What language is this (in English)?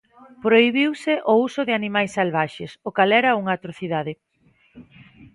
Galician